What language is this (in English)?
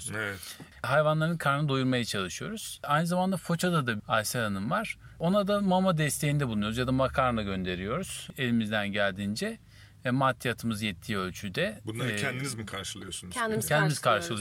Turkish